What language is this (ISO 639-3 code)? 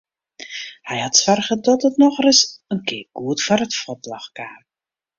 fry